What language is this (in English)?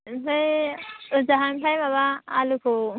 Bodo